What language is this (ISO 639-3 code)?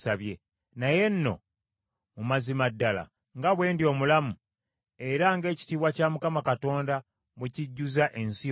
lug